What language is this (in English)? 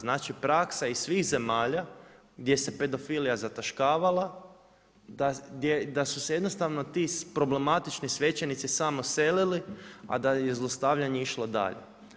Croatian